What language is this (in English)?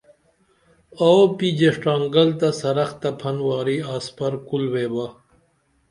Dameli